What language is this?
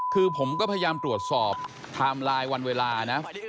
Thai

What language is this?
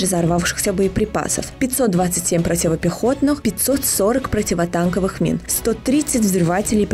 Russian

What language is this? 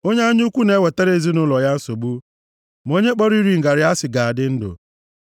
Igbo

